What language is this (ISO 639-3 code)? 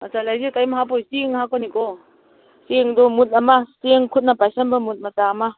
mni